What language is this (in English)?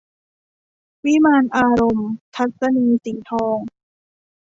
Thai